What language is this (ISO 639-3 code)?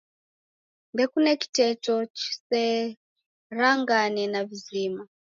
dav